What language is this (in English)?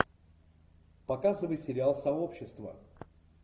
Russian